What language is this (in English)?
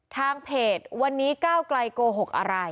Thai